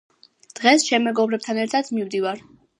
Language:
Georgian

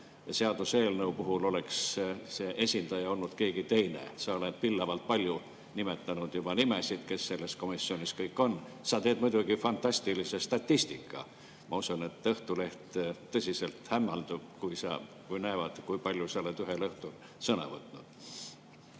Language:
Estonian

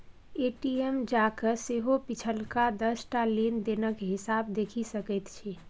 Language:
Maithili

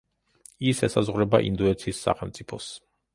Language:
Georgian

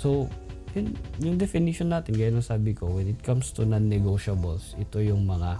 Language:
Filipino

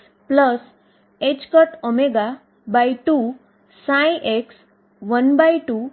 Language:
Gujarati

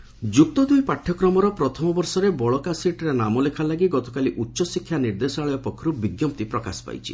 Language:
Odia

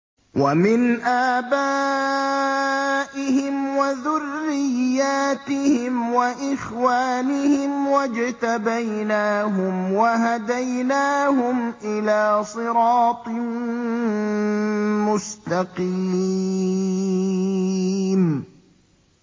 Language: Arabic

